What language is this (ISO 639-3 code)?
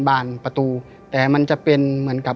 tha